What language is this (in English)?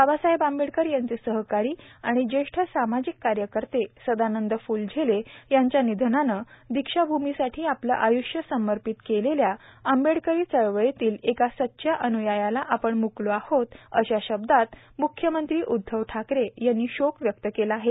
Marathi